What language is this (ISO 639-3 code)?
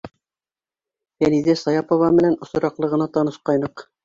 bak